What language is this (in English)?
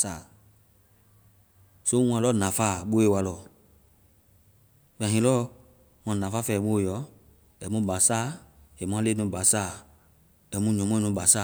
Vai